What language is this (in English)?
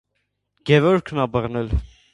Armenian